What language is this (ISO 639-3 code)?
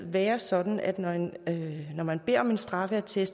dan